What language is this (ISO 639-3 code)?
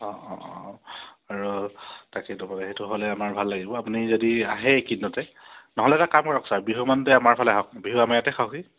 asm